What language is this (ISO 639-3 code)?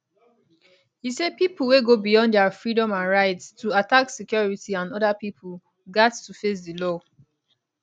pcm